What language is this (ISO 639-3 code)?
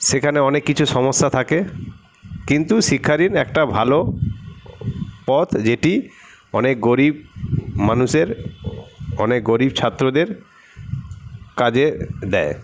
ben